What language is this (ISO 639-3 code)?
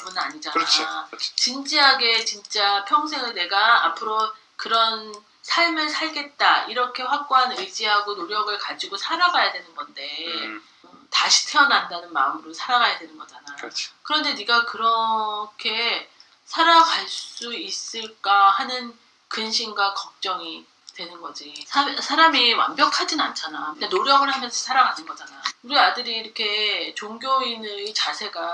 kor